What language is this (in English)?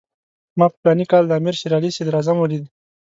Pashto